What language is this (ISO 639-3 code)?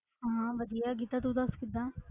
pan